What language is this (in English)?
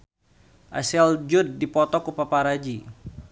Sundanese